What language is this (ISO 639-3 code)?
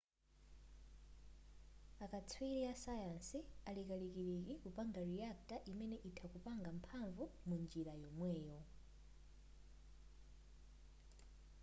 nya